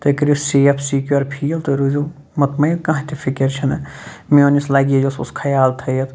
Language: Kashmiri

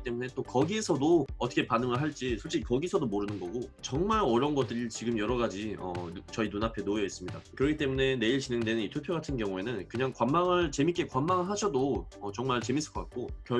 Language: Korean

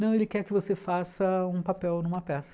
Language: Portuguese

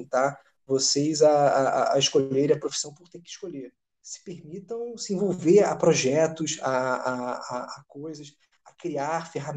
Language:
Portuguese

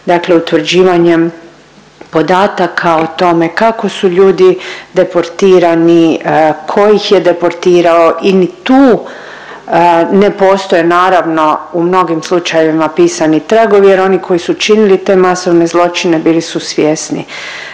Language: Croatian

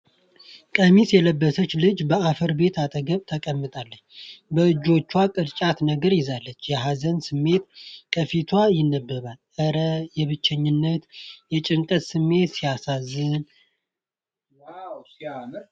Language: Amharic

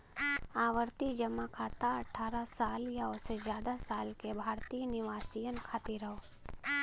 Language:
Bhojpuri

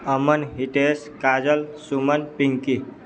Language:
Maithili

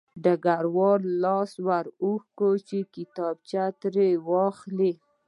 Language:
Pashto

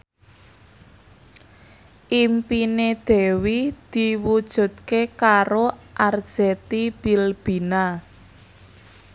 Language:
Javanese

